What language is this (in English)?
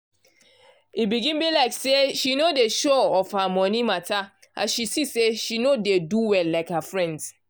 Nigerian Pidgin